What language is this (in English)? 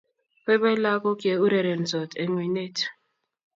Kalenjin